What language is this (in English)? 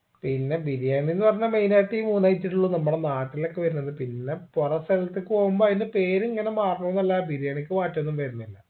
Malayalam